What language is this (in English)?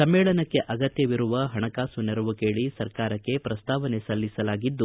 Kannada